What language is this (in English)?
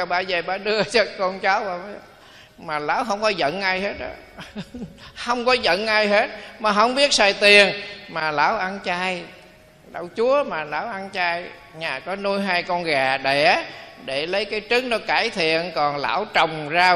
Vietnamese